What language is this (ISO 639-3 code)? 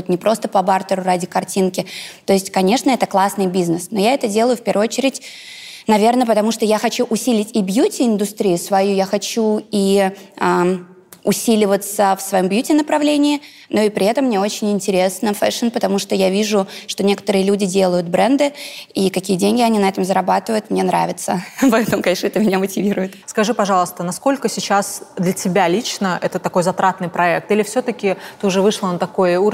rus